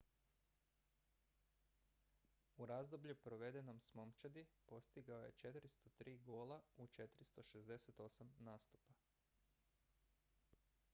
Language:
Croatian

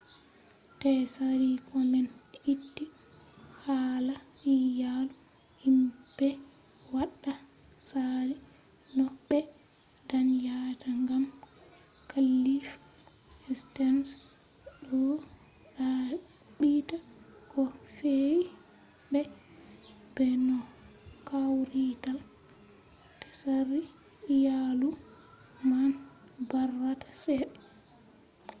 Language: Fula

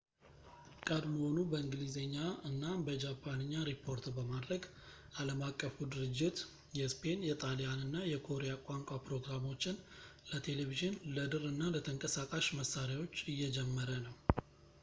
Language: Amharic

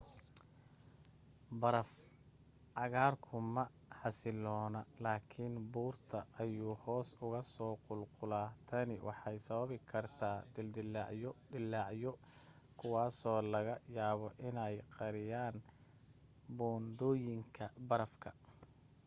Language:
Somali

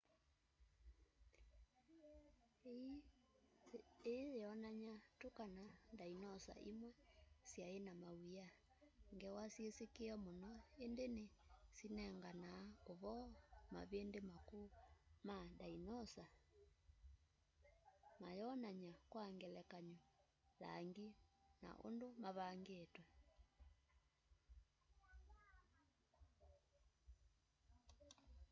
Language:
Kamba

